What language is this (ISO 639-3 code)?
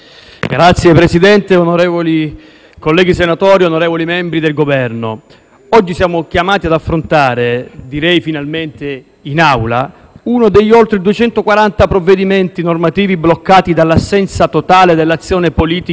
ita